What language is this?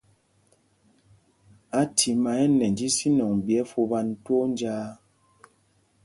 Mpumpong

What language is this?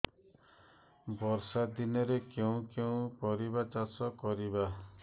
Odia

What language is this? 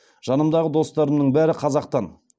Kazakh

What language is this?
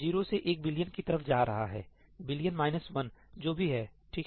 Hindi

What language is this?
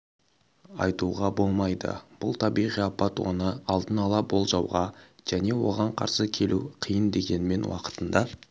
Kazakh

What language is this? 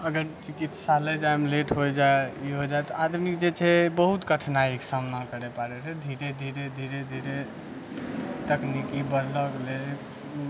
Maithili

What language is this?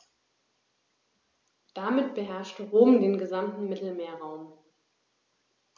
German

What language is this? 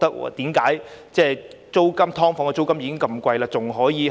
Cantonese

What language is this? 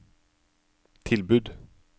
Norwegian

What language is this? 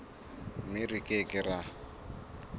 Southern Sotho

